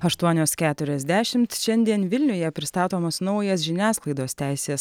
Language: Lithuanian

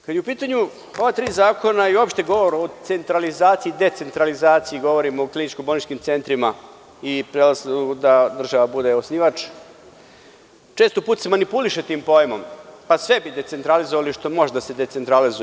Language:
Serbian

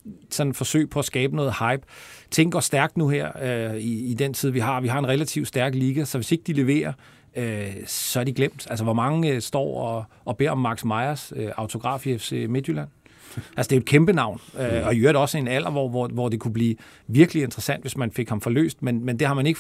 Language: Danish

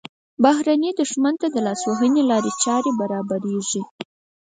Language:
Pashto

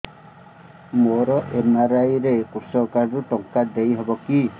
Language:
Odia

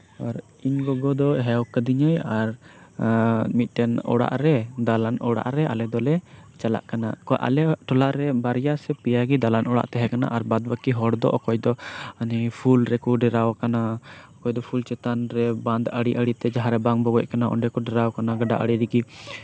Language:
Santali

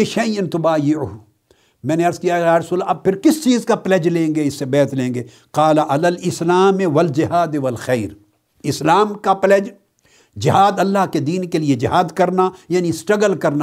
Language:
Urdu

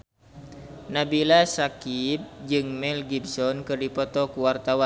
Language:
Sundanese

